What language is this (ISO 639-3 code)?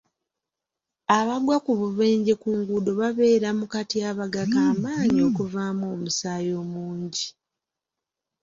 lug